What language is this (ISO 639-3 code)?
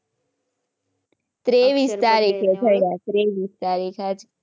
guj